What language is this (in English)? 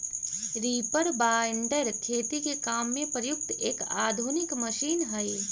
Magahi